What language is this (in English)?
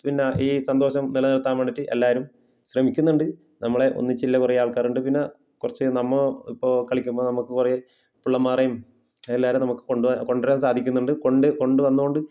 Malayalam